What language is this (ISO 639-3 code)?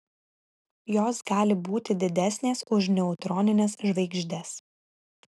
lit